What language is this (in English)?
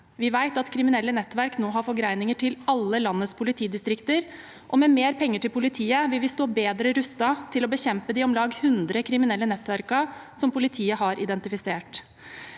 Norwegian